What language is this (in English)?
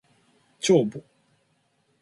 Japanese